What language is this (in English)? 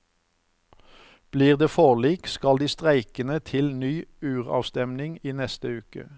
Norwegian